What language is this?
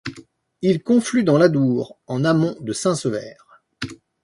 French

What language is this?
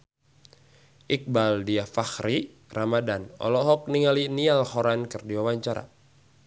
Sundanese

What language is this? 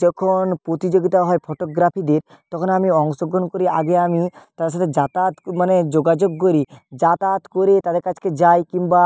Bangla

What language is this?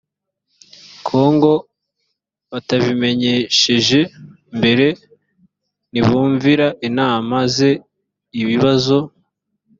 Kinyarwanda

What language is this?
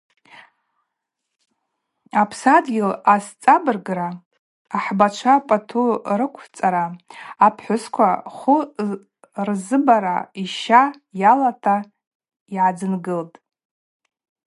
Abaza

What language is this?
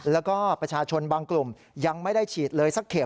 Thai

